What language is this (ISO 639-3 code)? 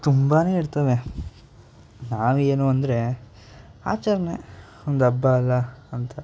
kan